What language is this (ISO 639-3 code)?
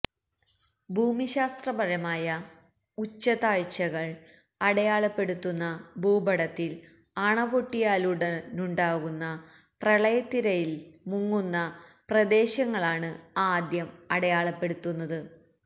mal